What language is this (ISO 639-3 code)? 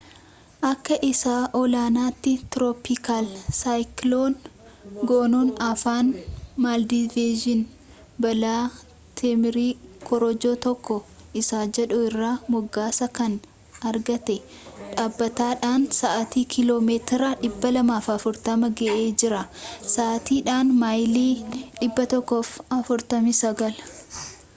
orm